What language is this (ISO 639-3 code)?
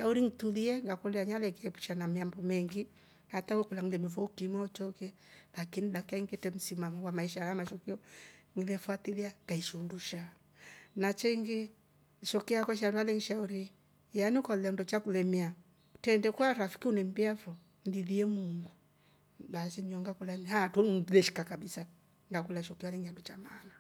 rof